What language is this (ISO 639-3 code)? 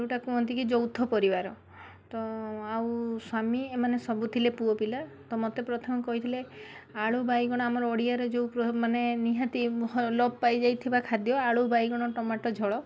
ori